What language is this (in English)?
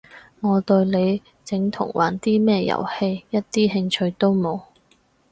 Cantonese